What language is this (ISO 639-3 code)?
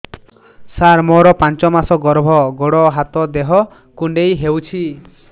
ori